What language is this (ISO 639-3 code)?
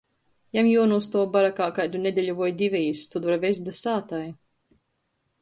ltg